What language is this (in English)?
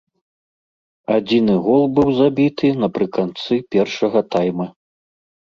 Belarusian